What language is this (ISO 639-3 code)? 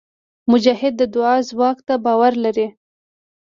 pus